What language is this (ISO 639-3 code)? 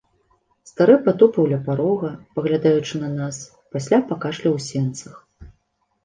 bel